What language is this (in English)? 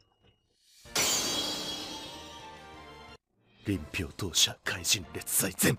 Japanese